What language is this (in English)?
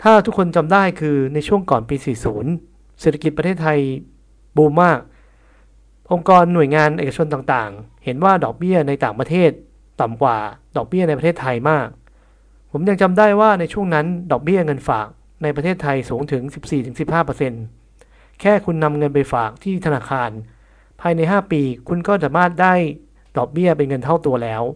Thai